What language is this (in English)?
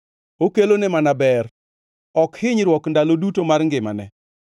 Luo (Kenya and Tanzania)